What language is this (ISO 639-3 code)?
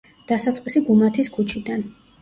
kat